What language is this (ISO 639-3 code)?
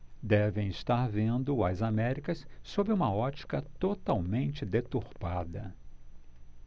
por